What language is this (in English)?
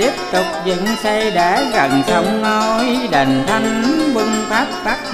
Vietnamese